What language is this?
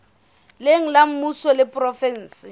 Southern Sotho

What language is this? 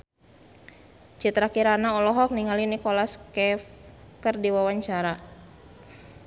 Sundanese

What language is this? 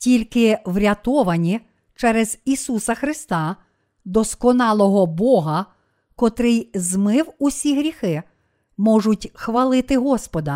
Ukrainian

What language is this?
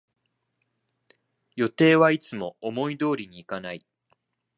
Japanese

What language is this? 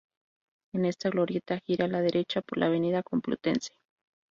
Spanish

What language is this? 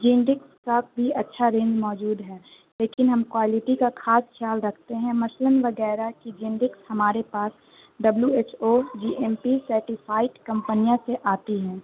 Urdu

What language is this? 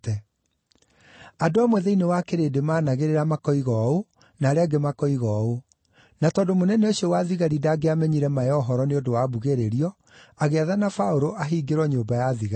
Kikuyu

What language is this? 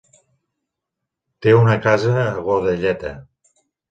Catalan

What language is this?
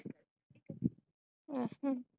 Punjabi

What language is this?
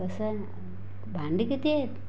Marathi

